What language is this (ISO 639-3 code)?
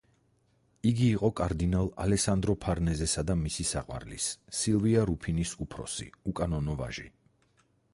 kat